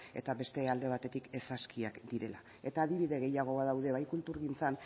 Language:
Basque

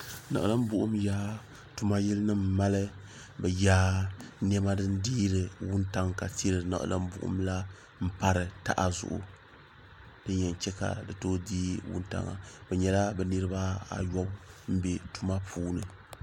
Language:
Dagbani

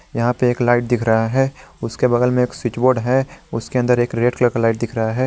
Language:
Hindi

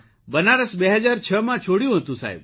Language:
Gujarati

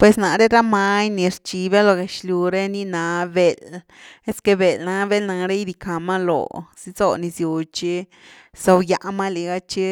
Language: Güilá Zapotec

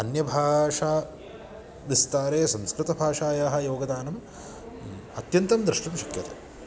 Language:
Sanskrit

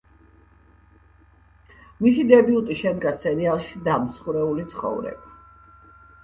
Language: Georgian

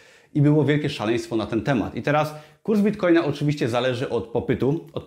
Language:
Polish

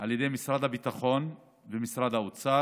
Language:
Hebrew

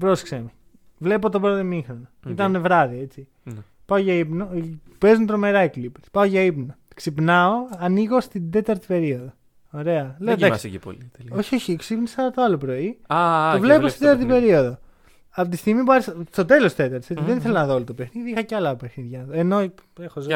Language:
Greek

